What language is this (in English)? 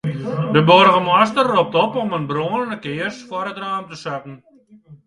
Western Frisian